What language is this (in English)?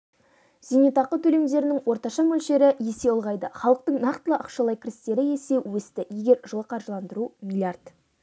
Kazakh